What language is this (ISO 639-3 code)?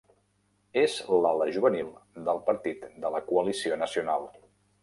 cat